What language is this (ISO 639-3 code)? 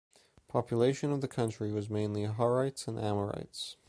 eng